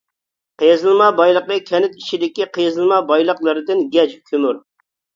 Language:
Uyghur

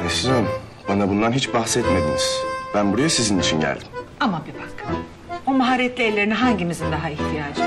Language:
Turkish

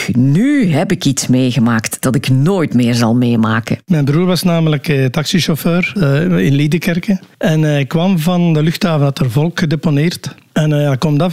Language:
Dutch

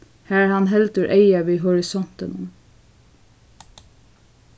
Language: Faroese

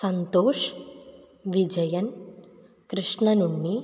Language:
Sanskrit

